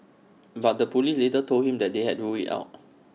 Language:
English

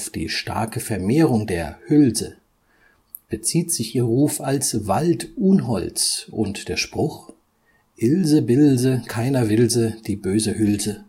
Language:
German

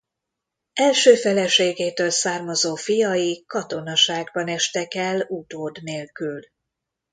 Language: Hungarian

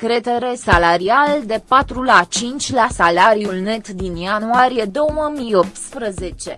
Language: Romanian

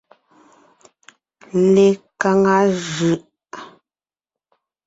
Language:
Ngiemboon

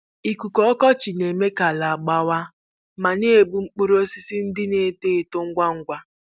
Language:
Igbo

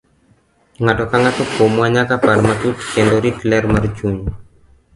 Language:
Luo (Kenya and Tanzania)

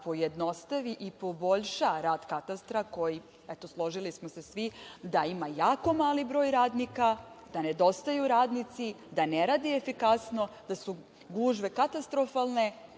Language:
Serbian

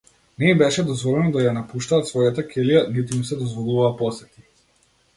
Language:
Macedonian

